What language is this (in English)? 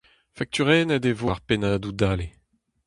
Breton